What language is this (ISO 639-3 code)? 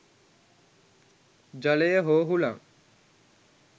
sin